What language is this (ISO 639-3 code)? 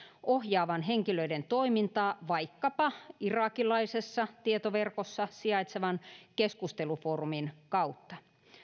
fin